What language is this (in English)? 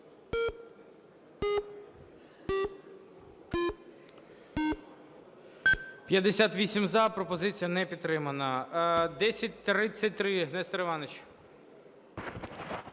Ukrainian